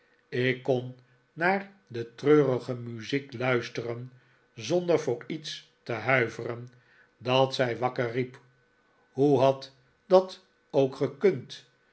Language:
Dutch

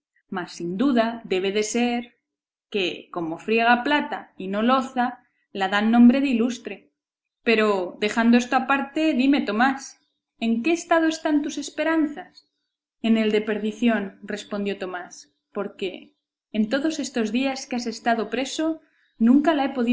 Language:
Spanish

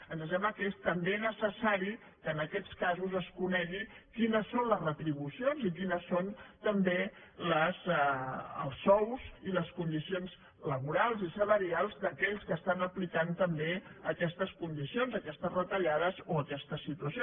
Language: Catalan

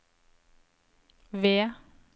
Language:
Norwegian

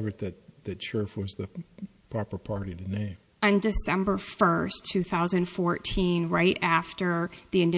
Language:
English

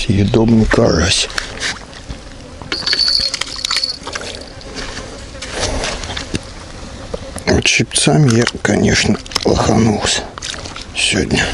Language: Russian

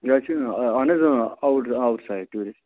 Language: Kashmiri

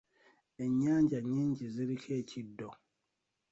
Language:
Ganda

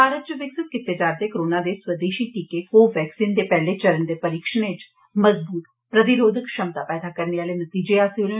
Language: Dogri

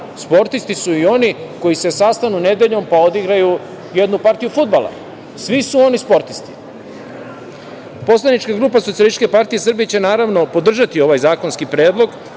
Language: Serbian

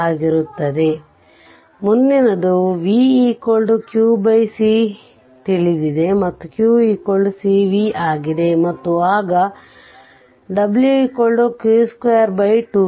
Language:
Kannada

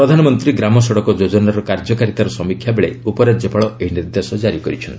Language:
Odia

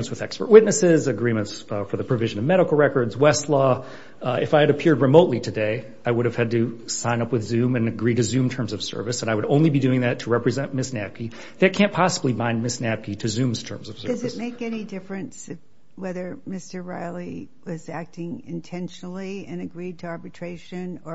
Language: English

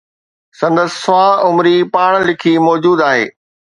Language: Sindhi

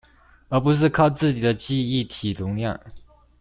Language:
Chinese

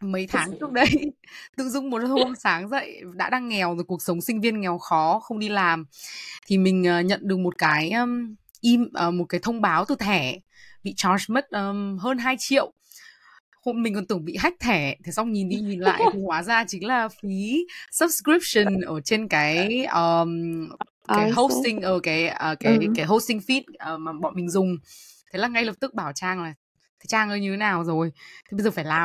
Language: Vietnamese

